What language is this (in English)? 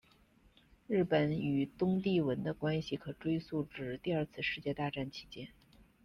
Chinese